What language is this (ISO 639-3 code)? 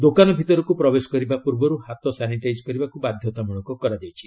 ori